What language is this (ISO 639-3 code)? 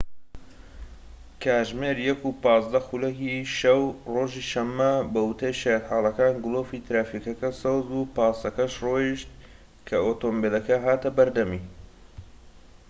ckb